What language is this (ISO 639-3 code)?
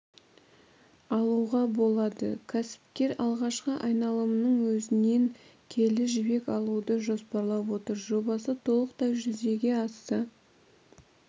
kaz